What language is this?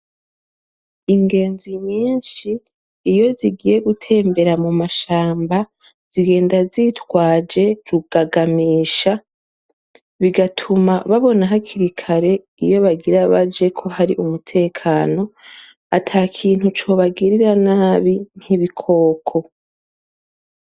Rundi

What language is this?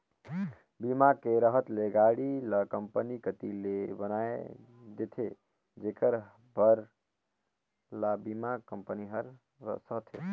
Chhattisgarhi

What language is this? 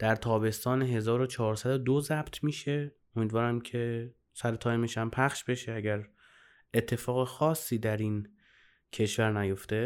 Persian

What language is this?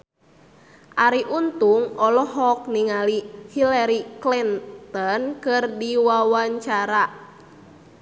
Sundanese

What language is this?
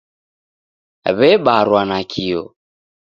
Taita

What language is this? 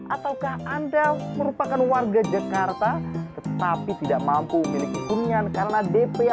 Indonesian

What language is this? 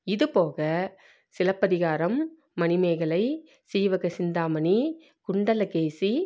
Tamil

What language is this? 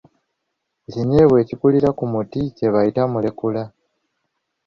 Ganda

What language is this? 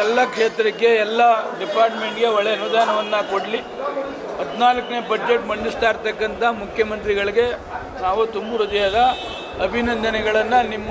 Hindi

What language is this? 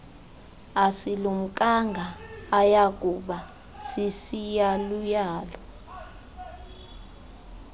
Xhosa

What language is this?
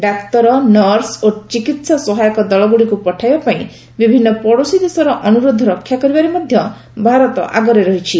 Odia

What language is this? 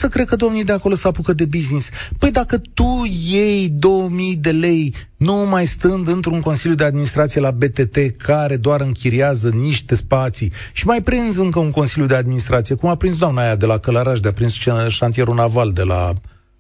Romanian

